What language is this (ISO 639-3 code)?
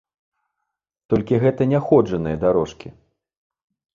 bel